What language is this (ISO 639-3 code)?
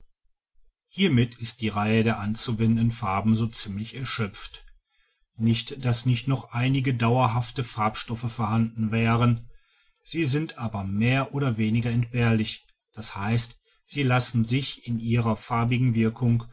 deu